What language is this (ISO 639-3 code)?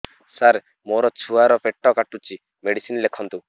ori